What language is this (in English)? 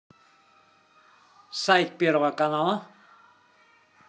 Russian